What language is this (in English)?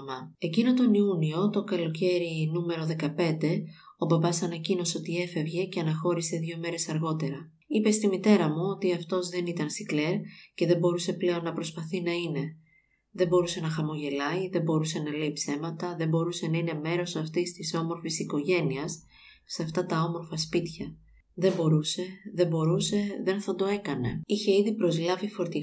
Greek